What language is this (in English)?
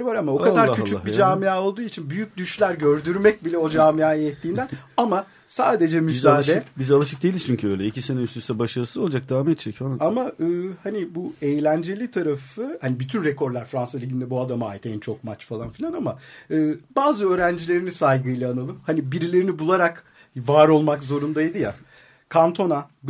Turkish